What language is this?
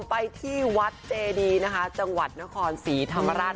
Thai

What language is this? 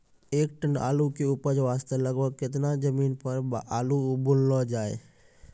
Maithili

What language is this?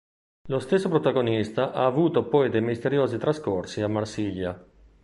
Italian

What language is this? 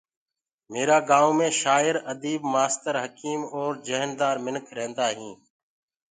Gurgula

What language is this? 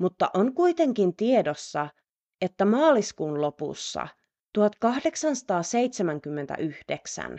Finnish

